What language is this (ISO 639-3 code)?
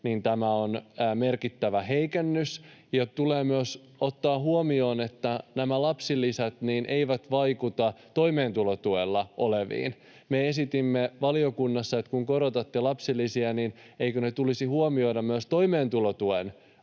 fin